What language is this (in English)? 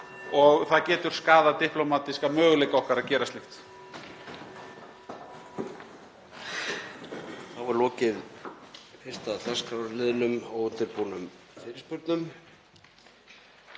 Icelandic